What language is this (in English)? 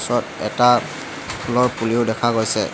Assamese